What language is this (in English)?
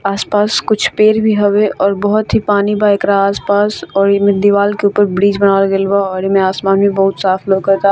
Bhojpuri